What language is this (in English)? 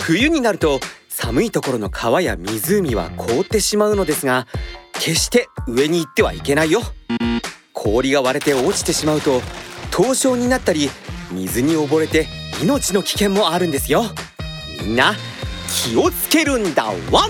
Japanese